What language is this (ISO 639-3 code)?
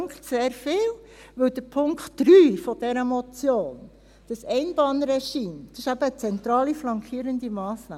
gsw